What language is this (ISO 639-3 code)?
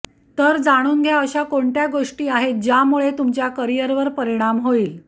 mar